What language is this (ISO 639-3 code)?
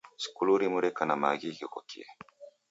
dav